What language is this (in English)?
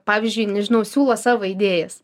Lithuanian